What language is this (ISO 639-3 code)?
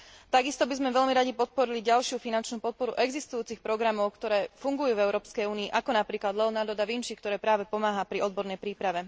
slk